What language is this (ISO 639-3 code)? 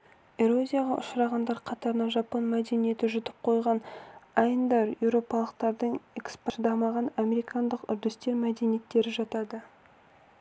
kaz